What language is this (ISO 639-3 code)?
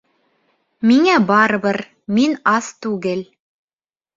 bak